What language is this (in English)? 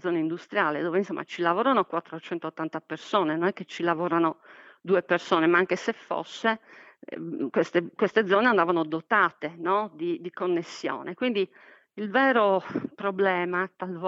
Italian